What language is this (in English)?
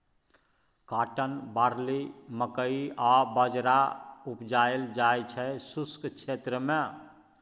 Maithili